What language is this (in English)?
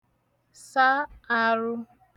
Igbo